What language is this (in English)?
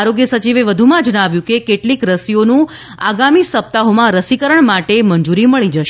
Gujarati